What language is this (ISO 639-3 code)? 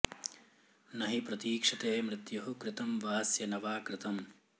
san